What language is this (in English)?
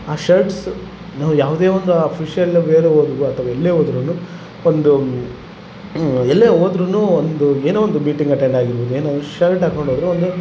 Kannada